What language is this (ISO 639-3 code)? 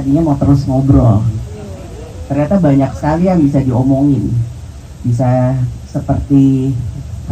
ind